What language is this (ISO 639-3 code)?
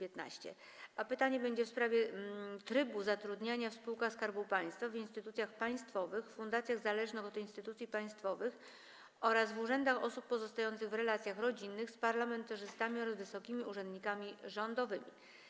pol